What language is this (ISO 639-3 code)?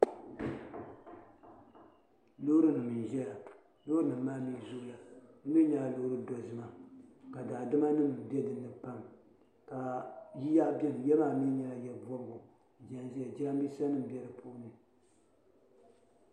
dag